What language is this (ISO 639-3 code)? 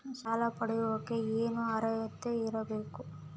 kan